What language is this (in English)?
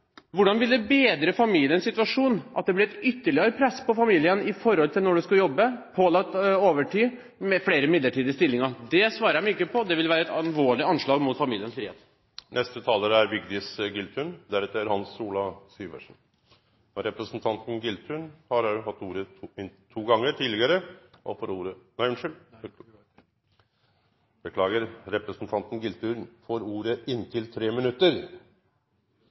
Norwegian